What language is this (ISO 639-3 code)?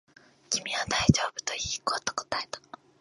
jpn